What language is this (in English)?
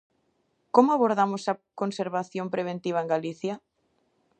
Galician